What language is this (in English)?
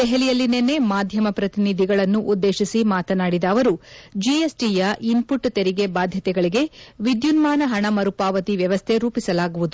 Kannada